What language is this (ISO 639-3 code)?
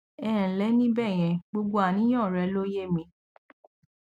yor